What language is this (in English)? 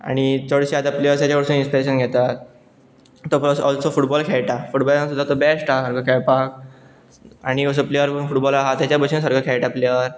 Konkani